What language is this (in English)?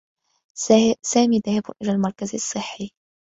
Arabic